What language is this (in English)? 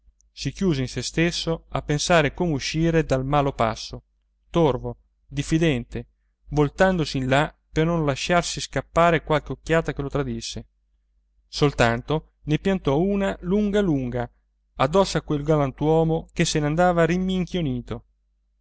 Italian